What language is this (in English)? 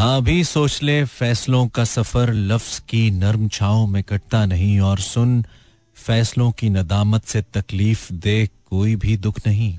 Hindi